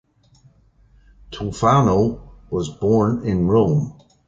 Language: English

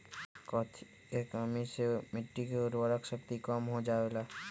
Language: Magahi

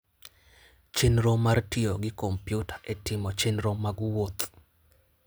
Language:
Luo (Kenya and Tanzania)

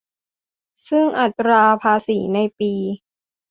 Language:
Thai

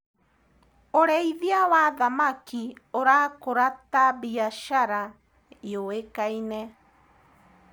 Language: Kikuyu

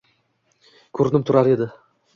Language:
Uzbek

